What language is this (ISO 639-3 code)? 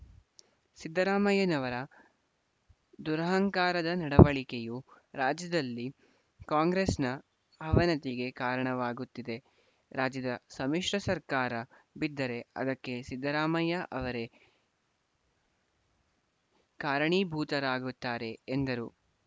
kan